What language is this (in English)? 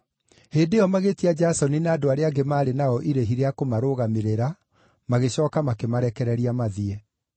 Kikuyu